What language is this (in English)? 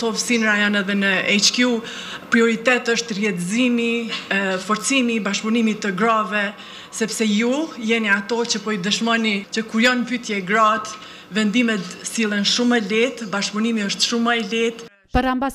Romanian